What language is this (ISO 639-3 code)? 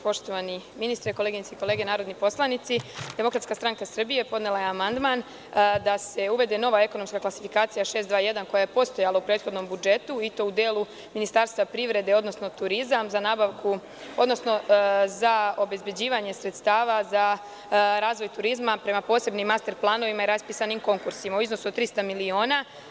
srp